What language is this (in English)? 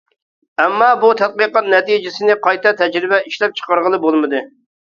Uyghur